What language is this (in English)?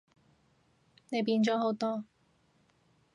Cantonese